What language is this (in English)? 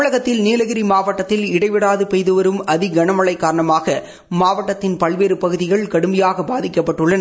Tamil